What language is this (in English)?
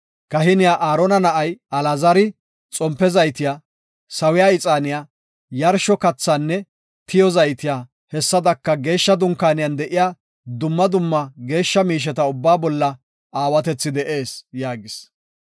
Gofa